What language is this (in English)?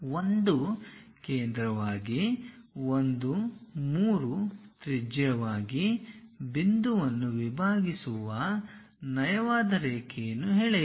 Kannada